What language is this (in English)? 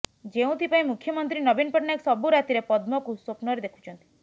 Odia